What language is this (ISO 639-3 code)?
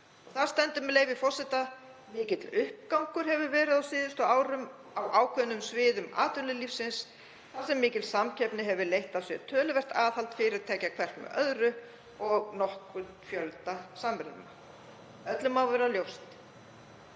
isl